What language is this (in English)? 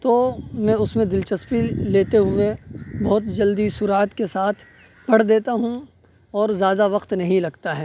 Urdu